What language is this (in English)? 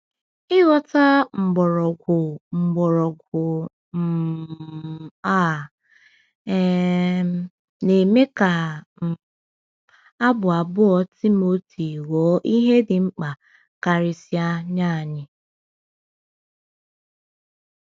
Igbo